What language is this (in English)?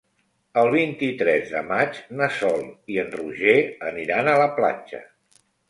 Catalan